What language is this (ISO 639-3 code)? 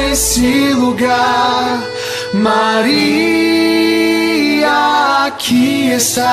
por